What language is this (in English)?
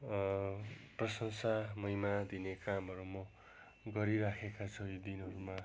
Nepali